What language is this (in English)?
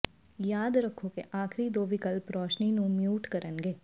Punjabi